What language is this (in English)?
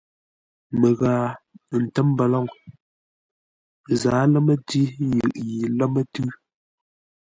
Ngombale